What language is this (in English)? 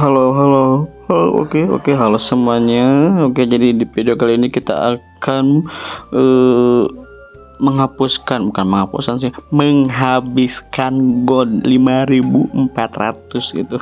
Indonesian